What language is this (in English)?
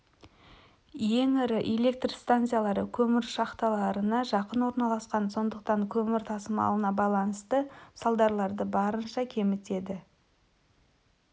Kazakh